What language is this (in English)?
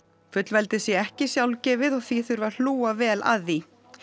Icelandic